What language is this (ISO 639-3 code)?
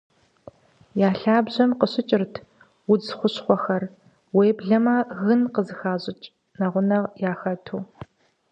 kbd